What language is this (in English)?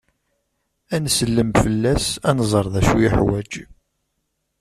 Kabyle